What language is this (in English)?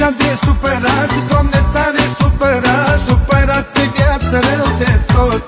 Romanian